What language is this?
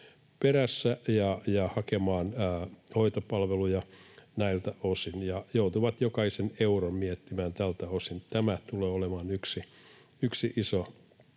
Finnish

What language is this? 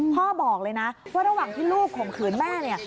Thai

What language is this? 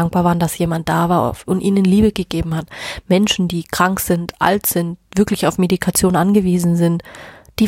German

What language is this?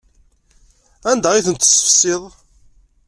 Kabyle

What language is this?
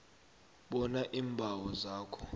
South Ndebele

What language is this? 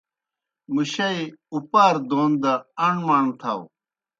Kohistani Shina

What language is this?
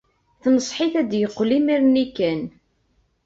Kabyle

